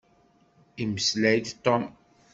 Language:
Kabyle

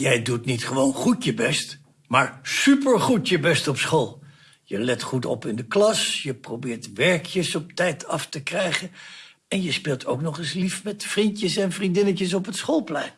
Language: Dutch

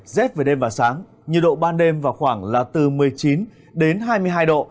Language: Vietnamese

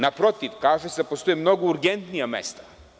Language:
Serbian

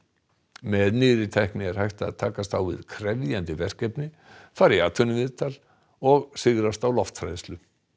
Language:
Icelandic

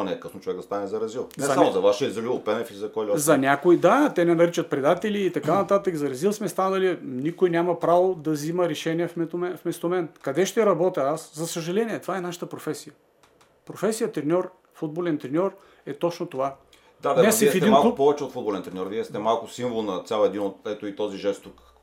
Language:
Bulgarian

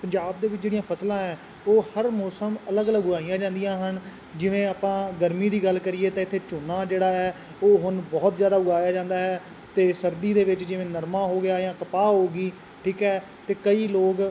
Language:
Punjabi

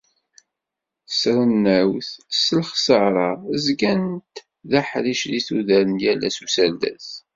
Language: Kabyle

